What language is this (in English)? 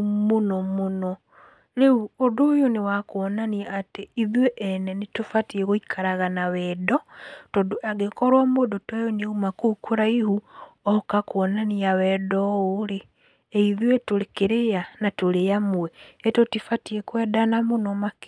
Kikuyu